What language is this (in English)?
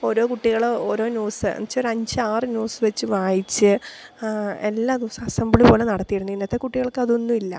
Malayalam